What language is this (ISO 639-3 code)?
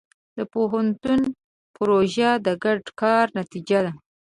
pus